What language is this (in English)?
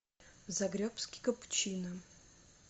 Russian